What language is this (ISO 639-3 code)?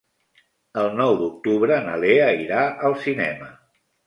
cat